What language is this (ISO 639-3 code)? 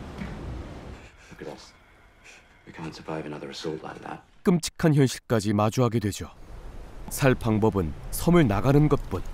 kor